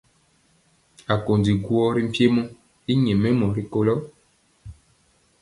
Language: Mpiemo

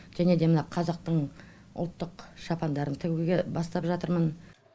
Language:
Kazakh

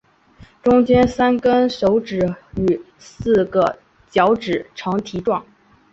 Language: Chinese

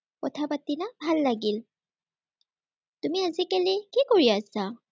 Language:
Assamese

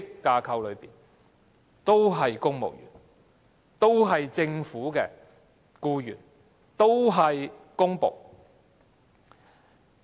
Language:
Cantonese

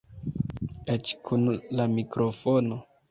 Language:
Esperanto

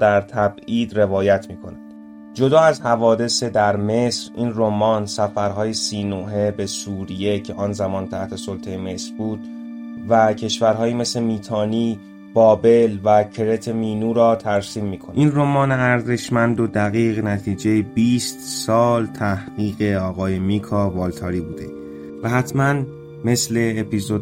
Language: Persian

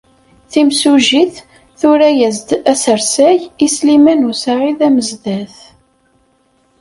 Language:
Kabyle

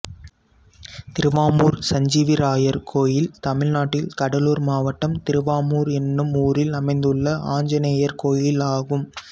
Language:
Tamil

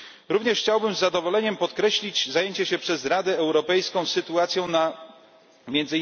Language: Polish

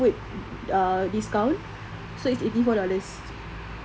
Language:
English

